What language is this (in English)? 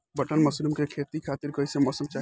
Bhojpuri